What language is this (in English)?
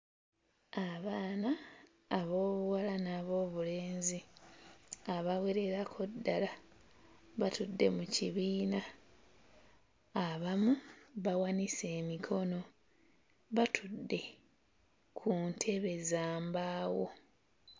Ganda